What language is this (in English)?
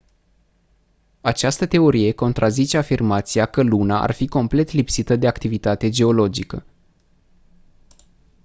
Romanian